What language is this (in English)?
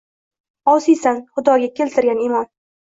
Uzbek